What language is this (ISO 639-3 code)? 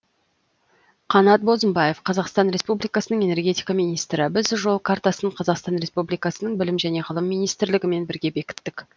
kaz